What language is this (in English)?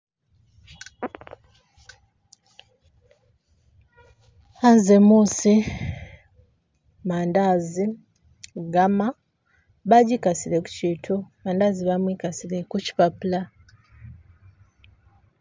Masaaba